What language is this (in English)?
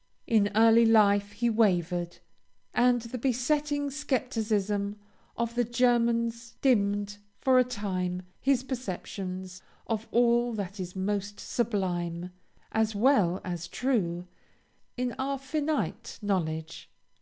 English